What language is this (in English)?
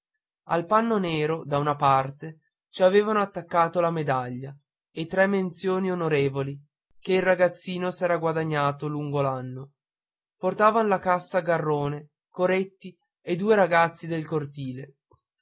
Italian